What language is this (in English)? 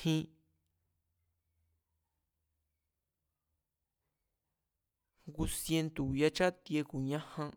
Mazatlán Mazatec